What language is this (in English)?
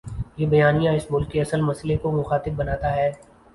Urdu